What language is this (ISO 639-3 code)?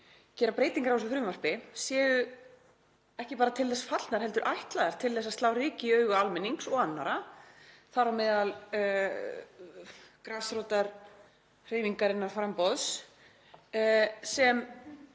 isl